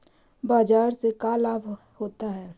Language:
Magahi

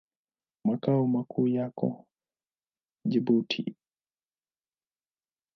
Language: Swahili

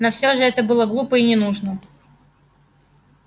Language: Russian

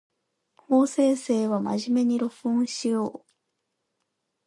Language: Japanese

